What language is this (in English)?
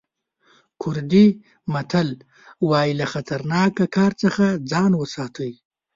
Pashto